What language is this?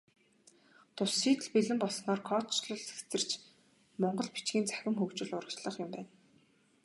Mongolian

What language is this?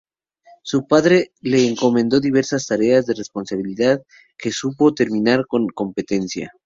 Spanish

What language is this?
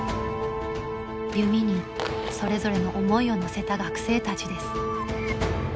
Japanese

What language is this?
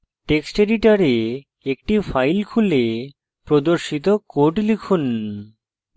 Bangla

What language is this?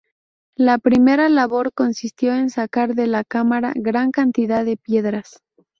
Spanish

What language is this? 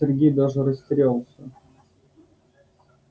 Russian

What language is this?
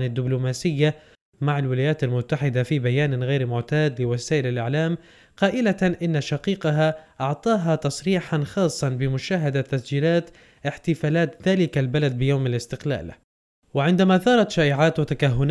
Arabic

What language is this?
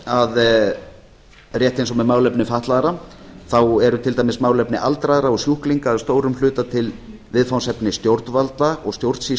Icelandic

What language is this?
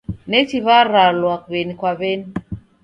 Taita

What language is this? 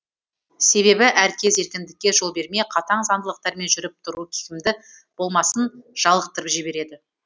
Kazakh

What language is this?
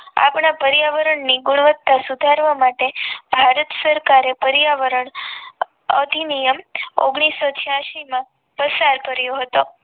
Gujarati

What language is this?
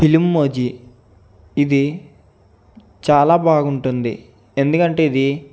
Telugu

